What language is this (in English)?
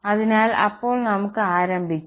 Malayalam